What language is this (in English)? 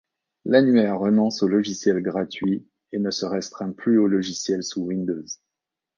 French